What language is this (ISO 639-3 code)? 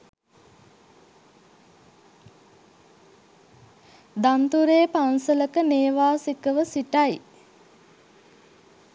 sin